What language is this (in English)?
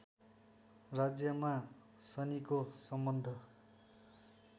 Nepali